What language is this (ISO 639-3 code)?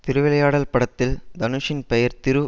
tam